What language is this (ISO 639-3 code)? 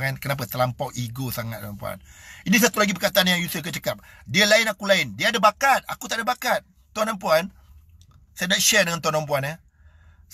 msa